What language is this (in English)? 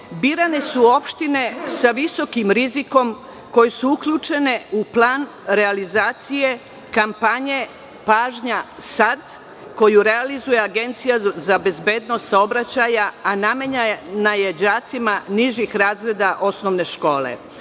Serbian